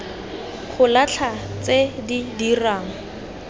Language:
Tswana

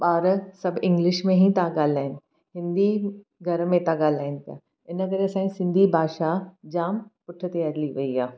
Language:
Sindhi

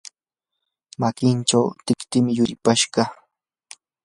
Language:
Yanahuanca Pasco Quechua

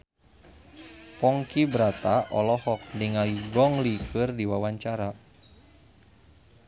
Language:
Sundanese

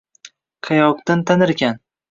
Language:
Uzbek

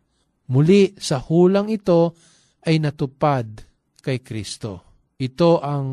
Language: Filipino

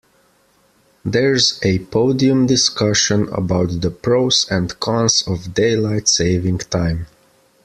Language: English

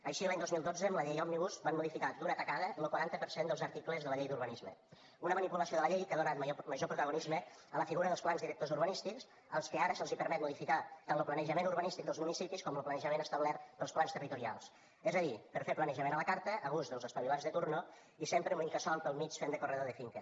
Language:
Catalan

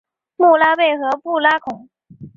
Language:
Chinese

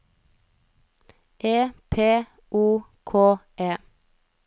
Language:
Norwegian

